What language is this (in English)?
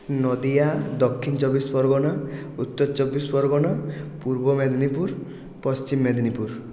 Bangla